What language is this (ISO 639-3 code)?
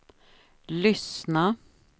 swe